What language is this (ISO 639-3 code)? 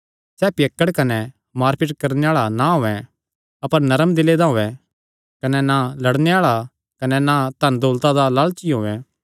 xnr